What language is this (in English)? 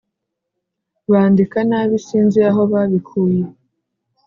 Kinyarwanda